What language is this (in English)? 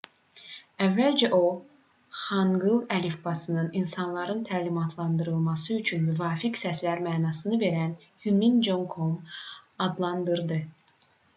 Azerbaijani